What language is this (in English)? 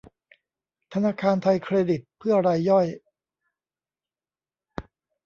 Thai